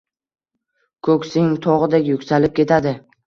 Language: Uzbek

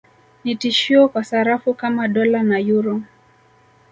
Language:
Swahili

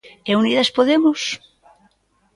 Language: Galician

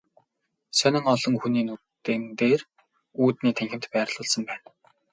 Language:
Mongolian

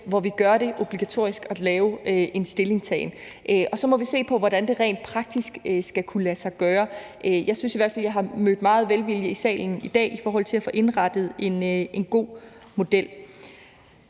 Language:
Danish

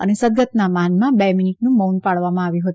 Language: Gujarati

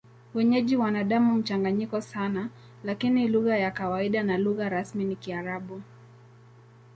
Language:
Swahili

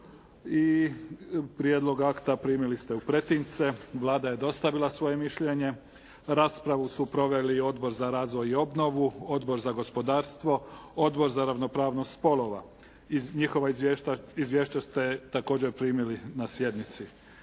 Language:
Croatian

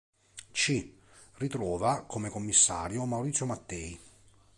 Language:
Italian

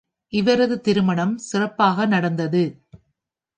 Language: Tamil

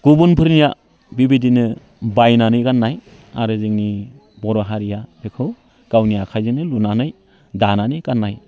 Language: Bodo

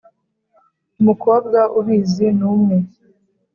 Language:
Kinyarwanda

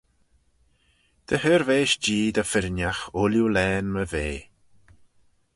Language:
Manx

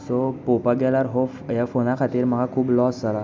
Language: Konkani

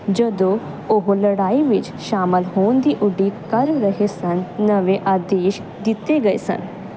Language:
Punjabi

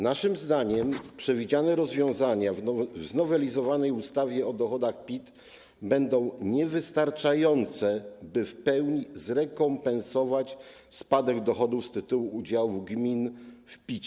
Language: Polish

